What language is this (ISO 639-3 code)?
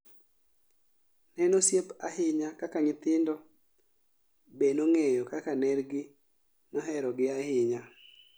luo